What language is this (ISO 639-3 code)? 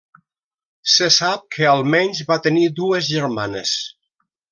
cat